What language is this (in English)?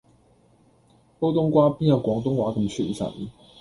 Cantonese